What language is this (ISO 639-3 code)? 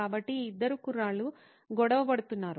tel